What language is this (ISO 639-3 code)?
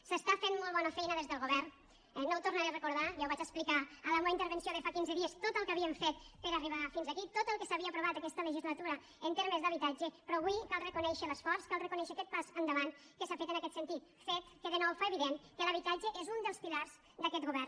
cat